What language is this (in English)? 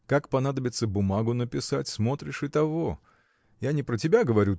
Russian